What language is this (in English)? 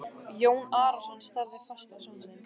Icelandic